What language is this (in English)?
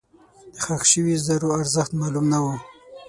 Pashto